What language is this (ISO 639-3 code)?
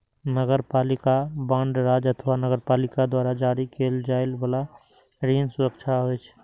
mai